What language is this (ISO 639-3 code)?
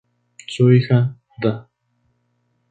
spa